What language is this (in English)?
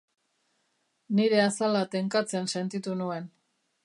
Basque